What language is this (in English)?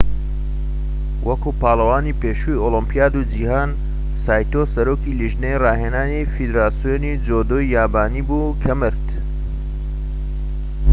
Central Kurdish